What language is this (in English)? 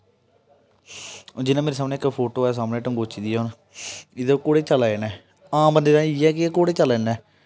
Dogri